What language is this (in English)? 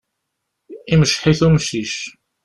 Kabyle